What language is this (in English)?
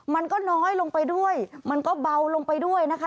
Thai